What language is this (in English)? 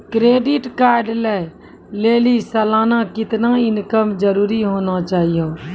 Maithili